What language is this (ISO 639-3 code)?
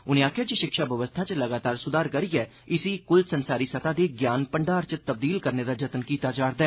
doi